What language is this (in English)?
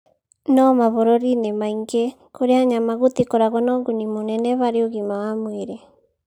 Kikuyu